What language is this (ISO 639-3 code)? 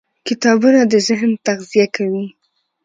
pus